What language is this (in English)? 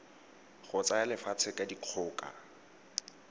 Tswana